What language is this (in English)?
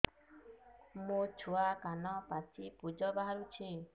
Odia